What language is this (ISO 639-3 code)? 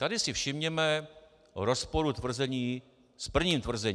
ces